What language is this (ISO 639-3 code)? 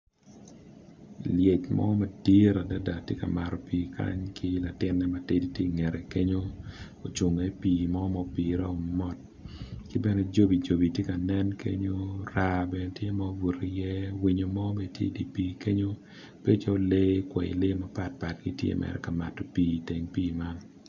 ach